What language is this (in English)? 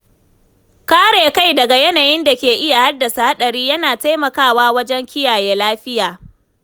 Hausa